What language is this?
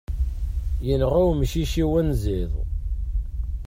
Kabyle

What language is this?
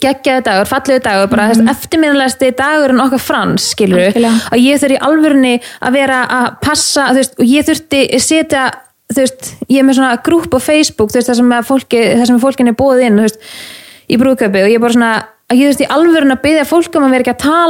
Danish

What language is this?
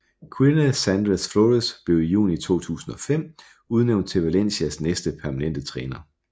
Danish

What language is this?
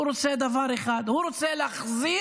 Hebrew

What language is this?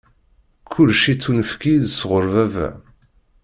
Kabyle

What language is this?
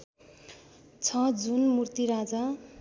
Nepali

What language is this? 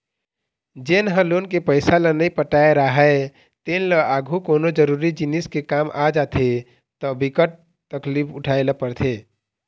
Chhattisgarhi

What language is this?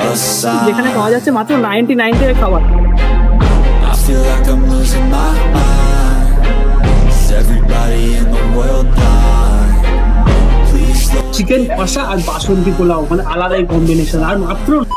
Bangla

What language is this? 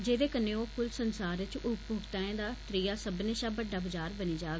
Dogri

